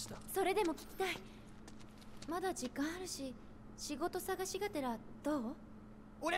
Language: Korean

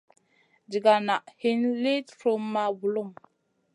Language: Masana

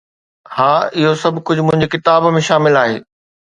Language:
Sindhi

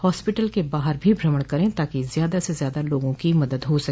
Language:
Hindi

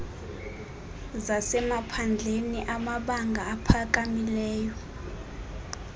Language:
Xhosa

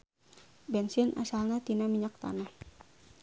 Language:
Sundanese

